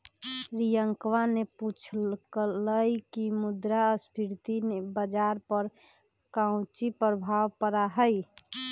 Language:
Magahi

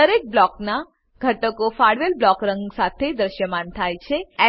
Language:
Gujarati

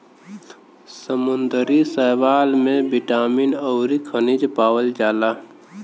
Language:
Bhojpuri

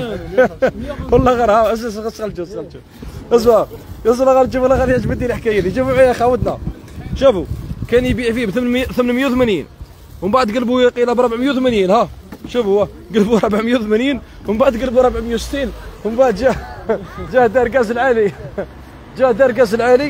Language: Arabic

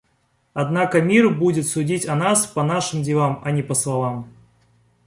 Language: Russian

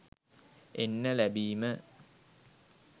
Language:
Sinhala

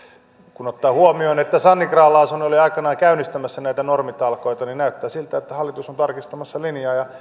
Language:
Finnish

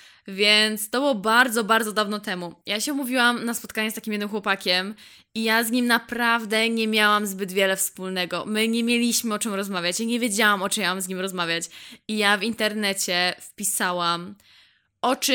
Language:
Polish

